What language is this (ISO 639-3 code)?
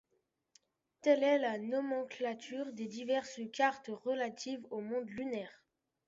fra